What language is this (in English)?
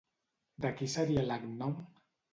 Catalan